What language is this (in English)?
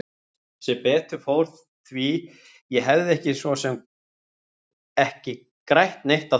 Icelandic